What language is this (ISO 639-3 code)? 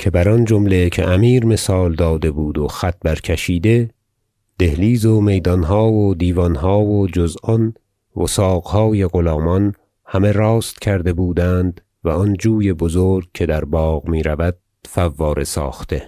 fas